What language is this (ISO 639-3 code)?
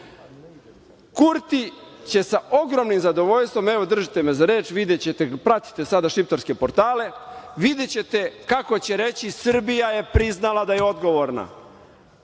srp